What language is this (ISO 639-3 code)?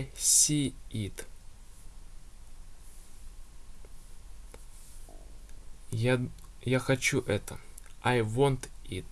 rus